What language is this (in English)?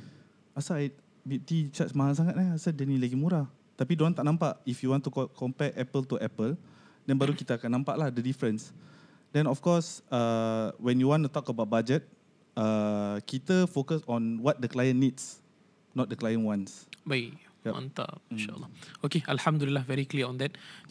Malay